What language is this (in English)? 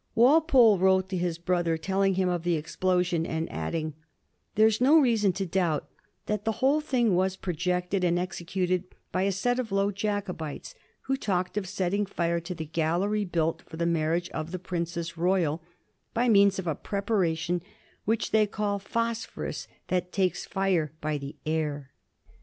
English